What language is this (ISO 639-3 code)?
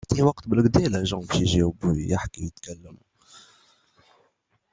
fra